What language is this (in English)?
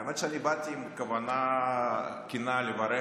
Hebrew